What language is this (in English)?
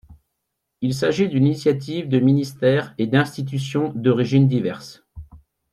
French